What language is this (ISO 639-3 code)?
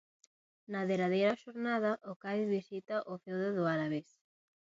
glg